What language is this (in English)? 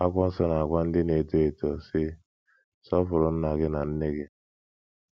Igbo